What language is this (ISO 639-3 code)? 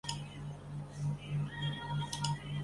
zho